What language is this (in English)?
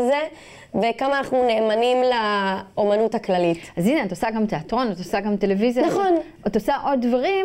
Hebrew